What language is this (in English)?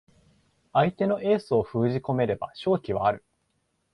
Japanese